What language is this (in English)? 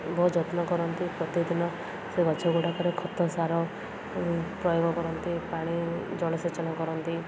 Odia